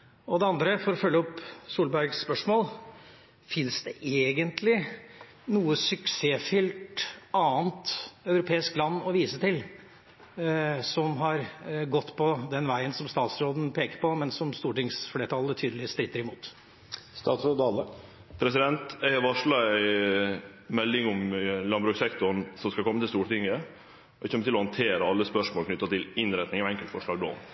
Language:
Norwegian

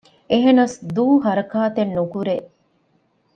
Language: Divehi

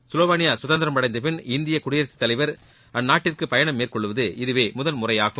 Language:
Tamil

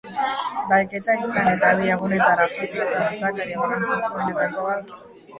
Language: Basque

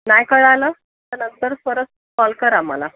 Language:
Marathi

